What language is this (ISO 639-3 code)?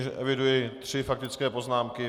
ces